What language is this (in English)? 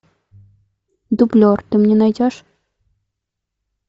Russian